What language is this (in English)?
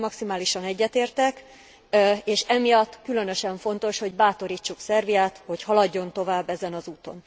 Hungarian